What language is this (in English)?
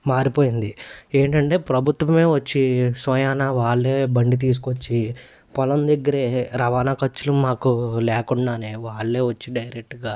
Telugu